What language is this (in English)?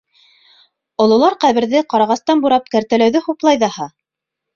Bashkir